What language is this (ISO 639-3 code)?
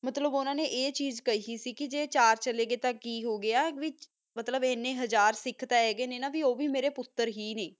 pan